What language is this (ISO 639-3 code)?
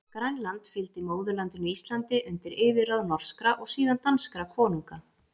isl